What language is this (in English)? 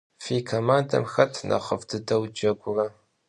Kabardian